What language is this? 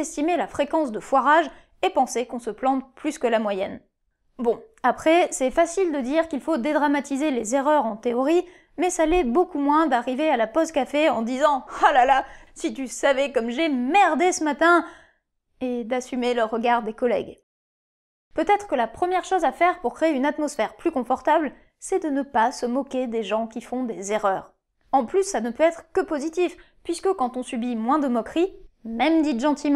French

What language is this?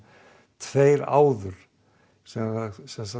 Icelandic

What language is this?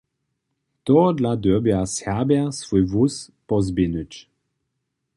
Upper Sorbian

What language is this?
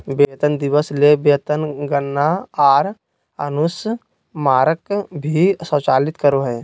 Magahi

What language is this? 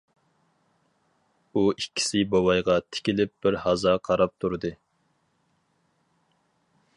Uyghur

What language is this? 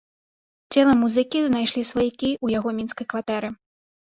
Belarusian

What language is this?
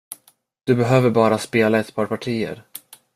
Swedish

